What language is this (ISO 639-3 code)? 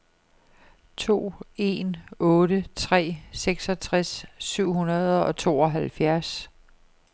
dan